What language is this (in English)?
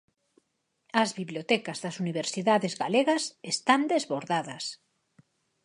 Galician